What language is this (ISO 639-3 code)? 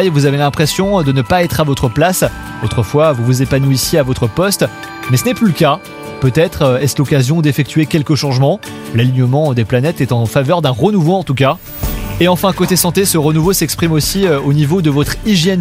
fra